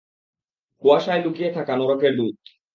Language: Bangla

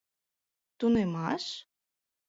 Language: Mari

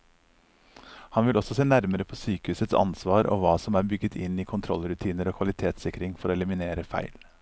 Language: Norwegian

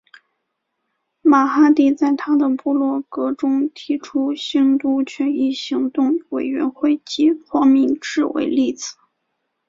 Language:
Chinese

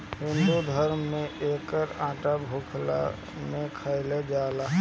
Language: Bhojpuri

